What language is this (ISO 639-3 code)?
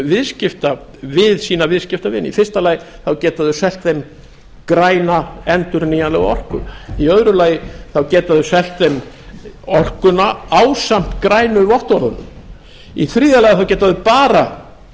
isl